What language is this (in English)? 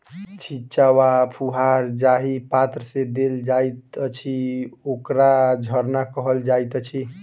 Maithili